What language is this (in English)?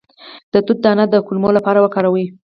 Pashto